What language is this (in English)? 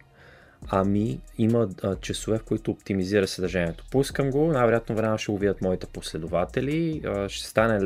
Bulgarian